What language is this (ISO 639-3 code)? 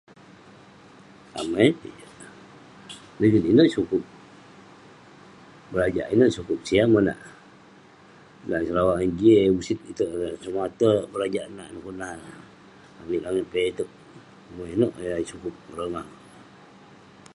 pne